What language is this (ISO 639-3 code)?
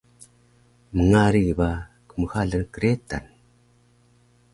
trv